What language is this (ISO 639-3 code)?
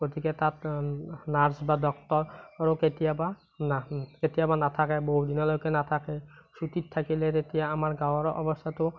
asm